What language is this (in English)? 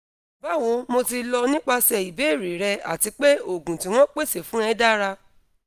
Yoruba